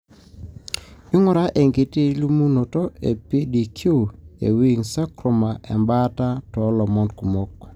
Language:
Masai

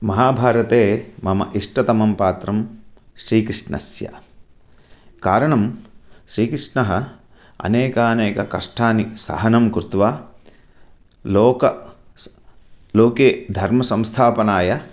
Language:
Sanskrit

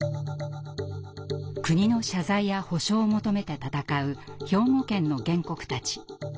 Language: Japanese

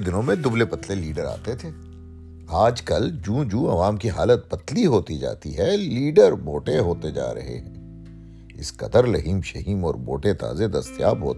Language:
Urdu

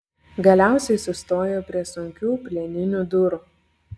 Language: Lithuanian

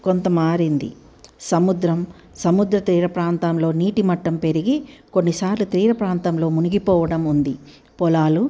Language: Telugu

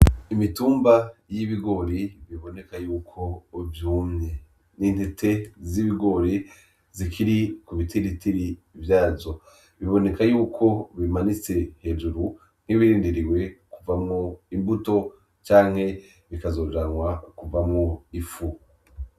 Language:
Rundi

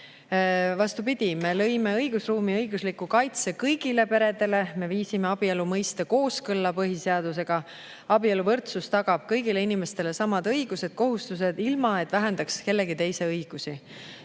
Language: Estonian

